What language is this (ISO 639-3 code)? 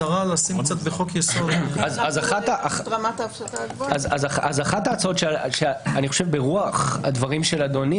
heb